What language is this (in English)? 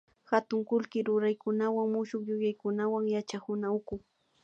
Imbabura Highland Quichua